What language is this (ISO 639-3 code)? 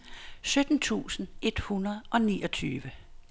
dan